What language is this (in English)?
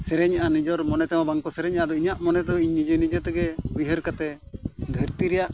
Santali